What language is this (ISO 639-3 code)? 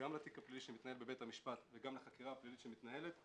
heb